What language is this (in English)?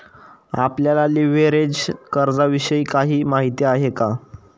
Marathi